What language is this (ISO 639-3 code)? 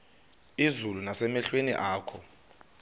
xho